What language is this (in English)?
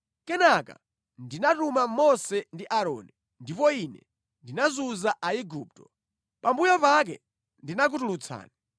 Nyanja